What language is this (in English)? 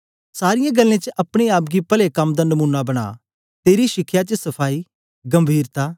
Dogri